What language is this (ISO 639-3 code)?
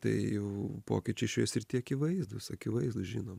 lit